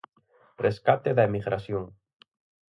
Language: Galician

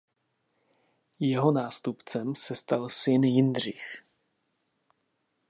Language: Czech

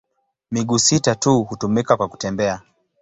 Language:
Swahili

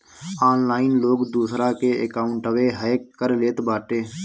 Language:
Bhojpuri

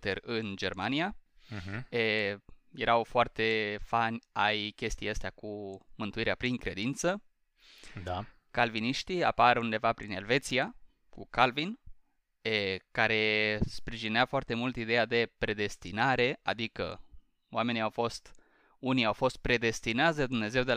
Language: Romanian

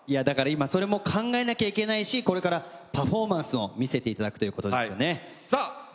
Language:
Japanese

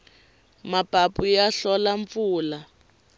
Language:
Tsonga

